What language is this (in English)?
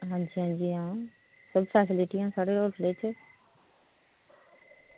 Dogri